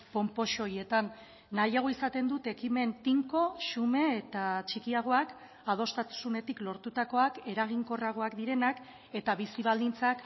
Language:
Basque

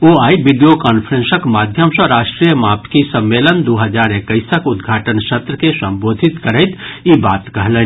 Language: Maithili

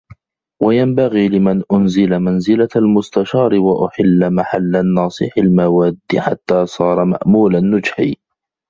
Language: Arabic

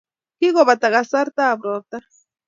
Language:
Kalenjin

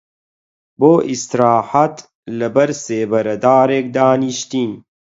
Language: Central Kurdish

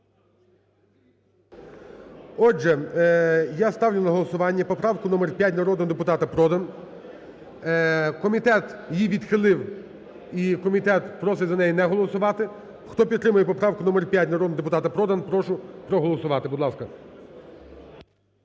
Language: Ukrainian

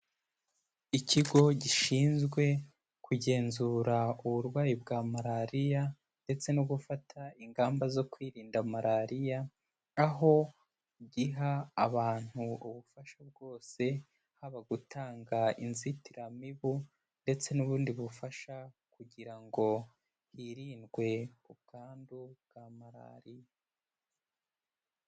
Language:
Kinyarwanda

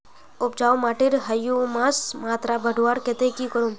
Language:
Magahi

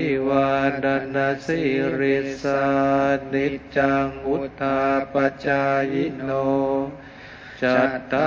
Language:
Thai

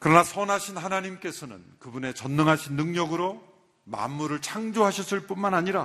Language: Korean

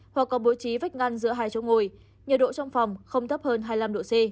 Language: Vietnamese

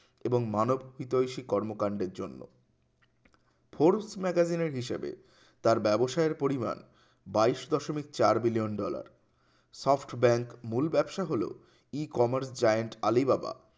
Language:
Bangla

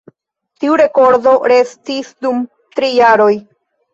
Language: Esperanto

